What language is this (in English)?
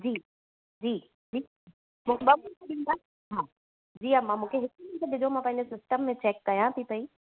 Sindhi